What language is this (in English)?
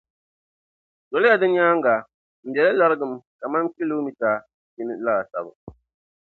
Dagbani